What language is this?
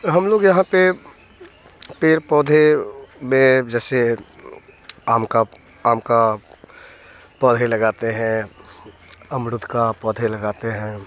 Hindi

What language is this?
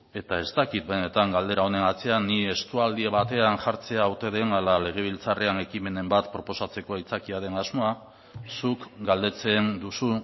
Basque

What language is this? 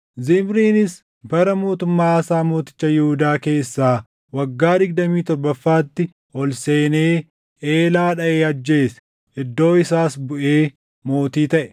Oromo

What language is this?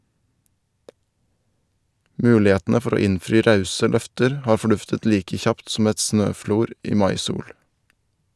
Norwegian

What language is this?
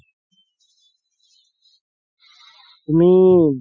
Assamese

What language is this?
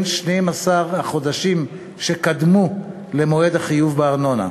Hebrew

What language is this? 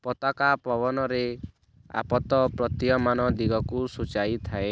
Odia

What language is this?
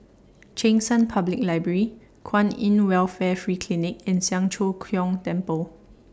English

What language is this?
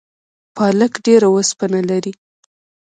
Pashto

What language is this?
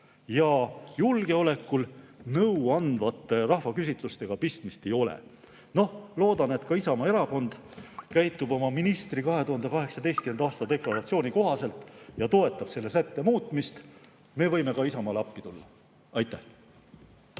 Estonian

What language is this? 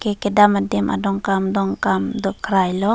Karbi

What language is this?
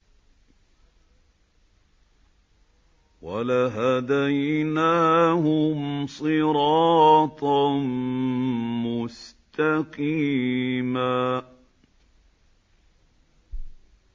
Arabic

